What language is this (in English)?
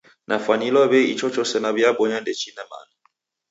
Taita